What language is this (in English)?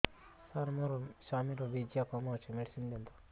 Odia